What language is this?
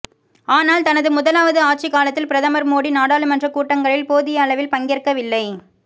Tamil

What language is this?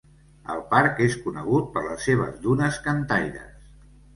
Catalan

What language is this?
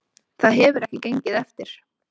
Icelandic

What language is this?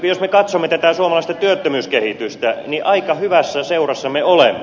Finnish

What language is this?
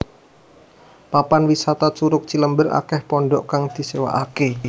Javanese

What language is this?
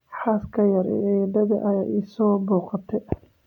Somali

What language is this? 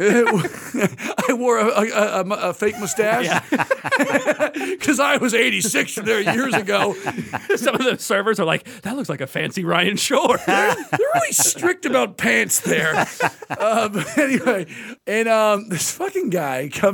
English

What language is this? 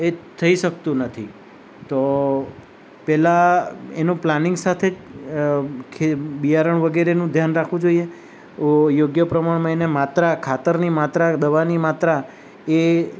Gujarati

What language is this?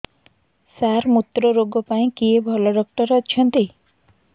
Odia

